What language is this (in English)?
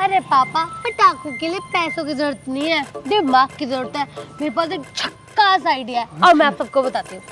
Hindi